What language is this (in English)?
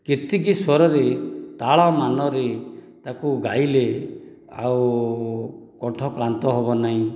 Odia